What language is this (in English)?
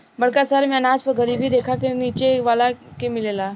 Bhojpuri